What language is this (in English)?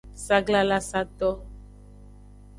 Aja (Benin)